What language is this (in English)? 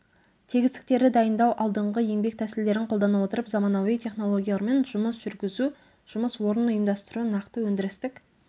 Kazakh